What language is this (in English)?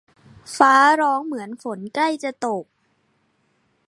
Thai